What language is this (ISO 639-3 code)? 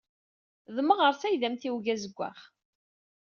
kab